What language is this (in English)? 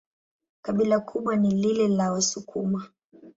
Swahili